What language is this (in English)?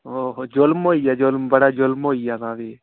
Dogri